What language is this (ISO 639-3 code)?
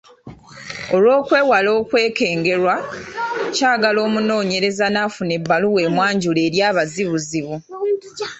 lug